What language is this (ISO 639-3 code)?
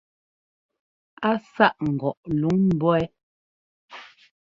jgo